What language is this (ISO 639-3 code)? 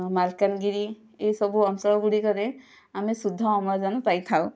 ori